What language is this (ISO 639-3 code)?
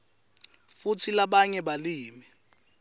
ssw